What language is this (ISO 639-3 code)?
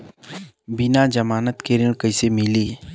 bho